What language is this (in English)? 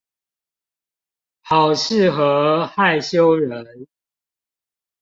Chinese